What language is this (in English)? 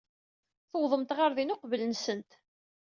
Kabyle